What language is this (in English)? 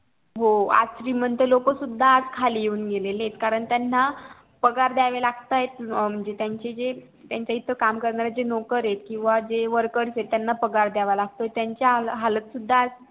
Marathi